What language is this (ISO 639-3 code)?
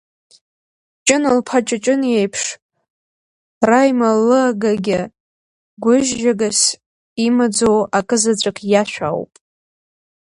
abk